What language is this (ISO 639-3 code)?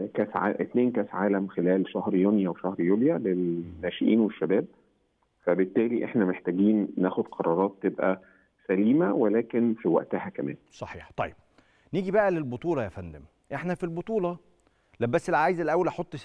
ara